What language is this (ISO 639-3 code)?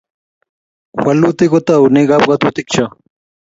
kln